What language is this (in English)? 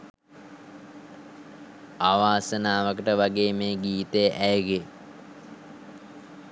Sinhala